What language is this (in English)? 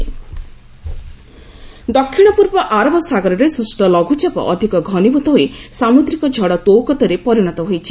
Odia